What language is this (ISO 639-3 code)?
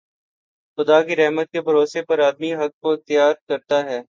urd